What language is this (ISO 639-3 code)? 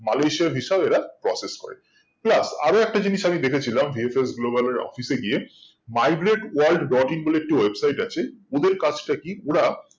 ben